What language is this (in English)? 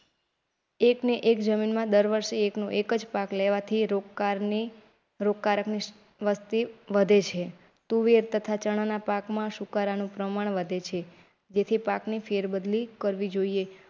Gujarati